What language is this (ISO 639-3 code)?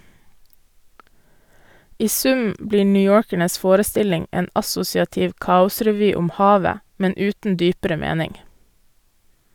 nor